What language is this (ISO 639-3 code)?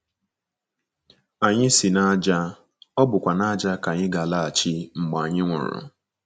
ibo